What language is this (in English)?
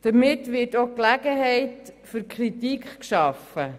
Swiss German